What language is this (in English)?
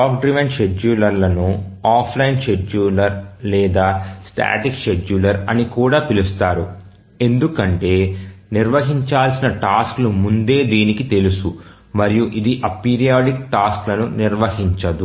Telugu